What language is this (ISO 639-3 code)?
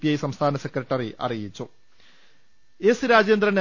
mal